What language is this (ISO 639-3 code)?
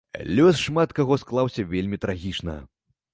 bel